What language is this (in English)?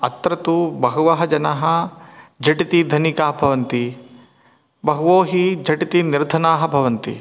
Sanskrit